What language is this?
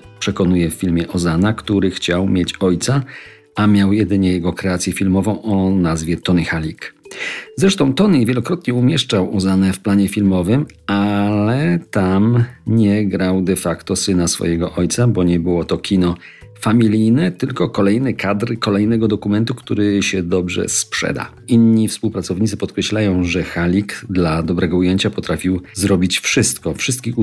Polish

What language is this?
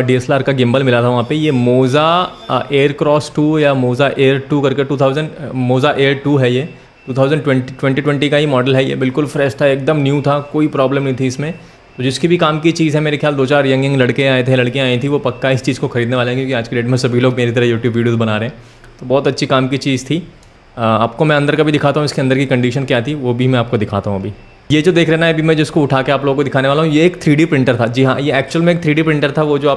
Hindi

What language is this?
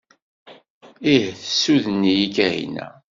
Kabyle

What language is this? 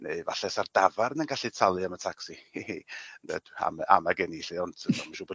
Welsh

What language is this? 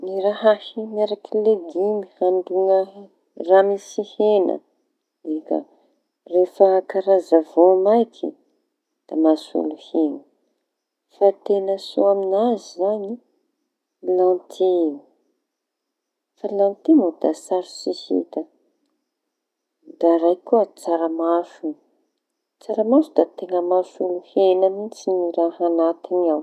Tanosy Malagasy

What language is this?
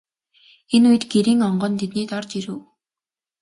Mongolian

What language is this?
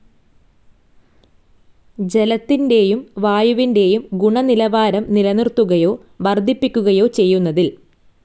Malayalam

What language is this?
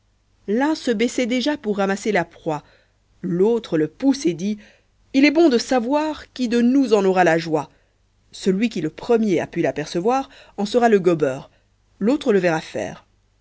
French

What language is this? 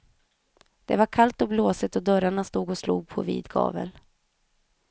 Swedish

